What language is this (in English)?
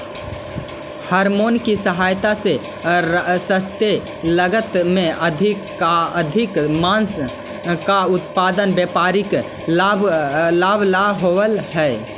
Magahi